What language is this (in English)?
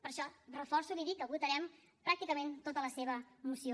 Catalan